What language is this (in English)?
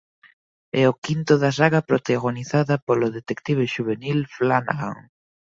Galician